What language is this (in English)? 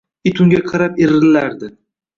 Uzbek